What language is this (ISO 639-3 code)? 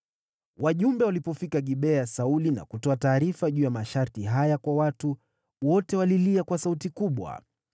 swa